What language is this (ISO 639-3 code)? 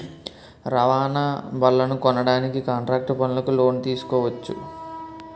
tel